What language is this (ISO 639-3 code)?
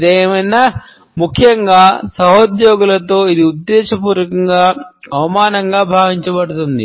tel